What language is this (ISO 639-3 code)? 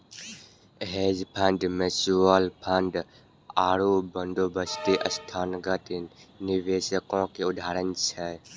mai